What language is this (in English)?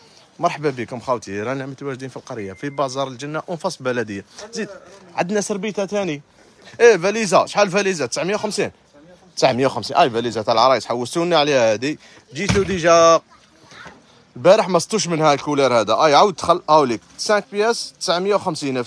Arabic